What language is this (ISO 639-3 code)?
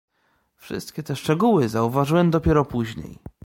pol